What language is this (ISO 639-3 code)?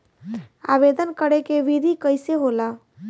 bho